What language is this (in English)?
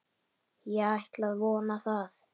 Icelandic